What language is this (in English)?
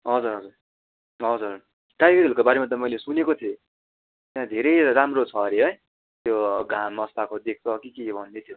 Nepali